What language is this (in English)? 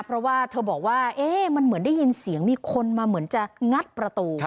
Thai